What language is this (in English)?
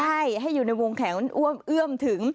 Thai